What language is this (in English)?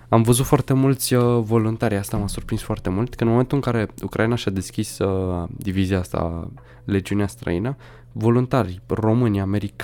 Romanian